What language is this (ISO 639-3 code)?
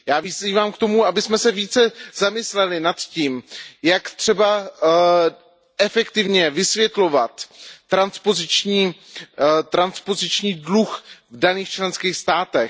ces